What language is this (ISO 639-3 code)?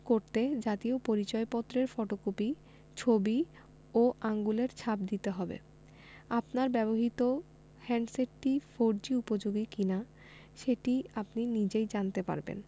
ben